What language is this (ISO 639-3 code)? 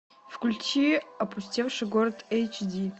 rus